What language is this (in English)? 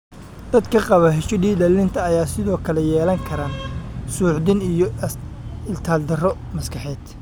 Somali